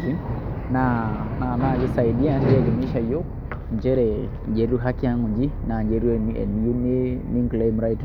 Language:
Masai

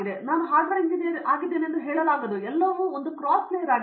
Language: Kannada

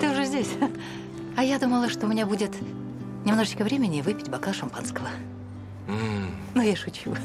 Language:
Russian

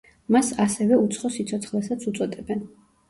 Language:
Georgian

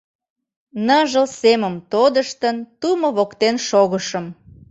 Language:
Mari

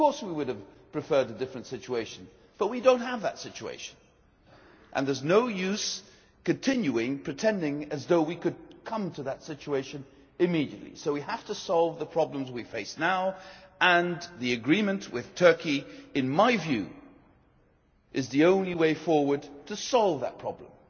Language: English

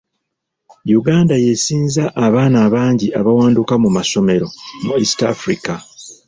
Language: Ganda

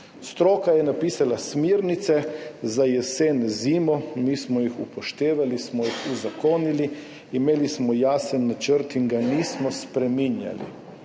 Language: Slovenian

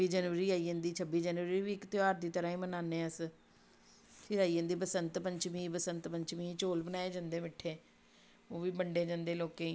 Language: Dogri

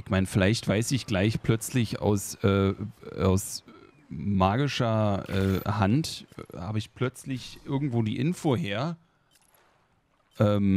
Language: German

